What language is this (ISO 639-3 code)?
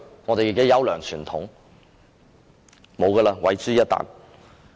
yue